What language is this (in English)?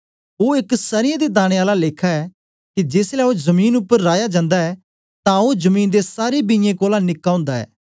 Dogri